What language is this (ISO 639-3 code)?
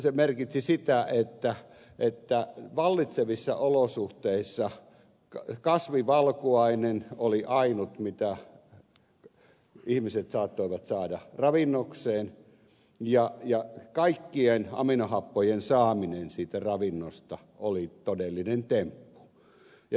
fin